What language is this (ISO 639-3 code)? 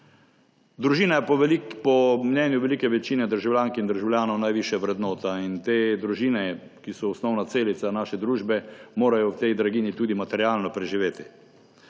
slv